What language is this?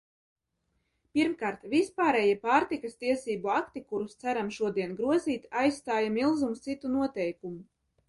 Latvian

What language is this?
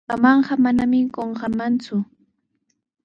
Sihuas Ancash Quechua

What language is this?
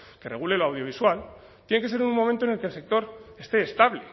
Spanish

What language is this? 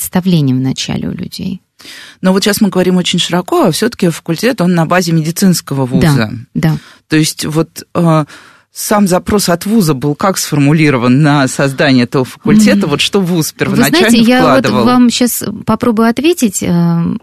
Russian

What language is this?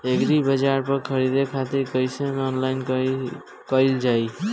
Bhojpuri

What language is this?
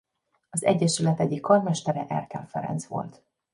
Hungarian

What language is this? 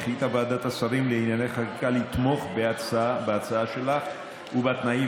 Hebrew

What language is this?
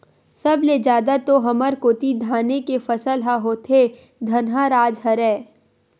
Chhattisgarhi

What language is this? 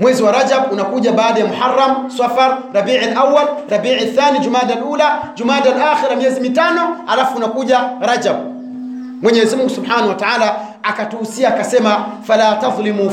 Swahili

